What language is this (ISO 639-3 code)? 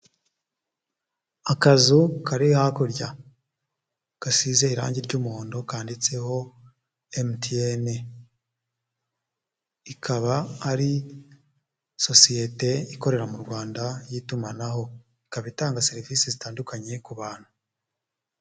kin